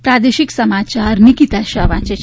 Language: Gujarati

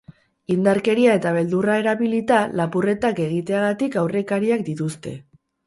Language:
Basque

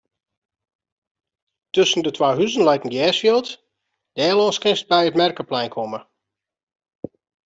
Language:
Western Frisian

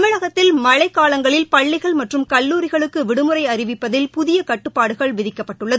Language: Tamil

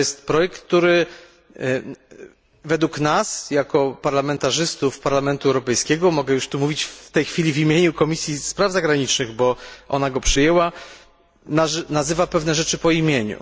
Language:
Polish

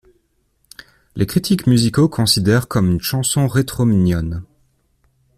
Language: French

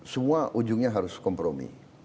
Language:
Indonesian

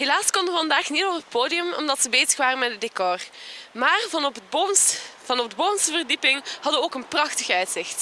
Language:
Dutch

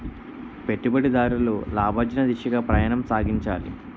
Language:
Telugu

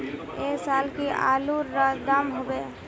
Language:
Magahi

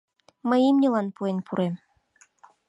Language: Mari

